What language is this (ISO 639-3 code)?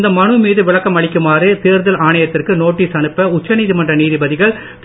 tam